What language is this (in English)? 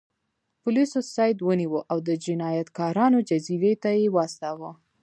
Pashto